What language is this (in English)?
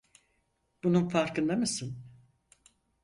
Turkish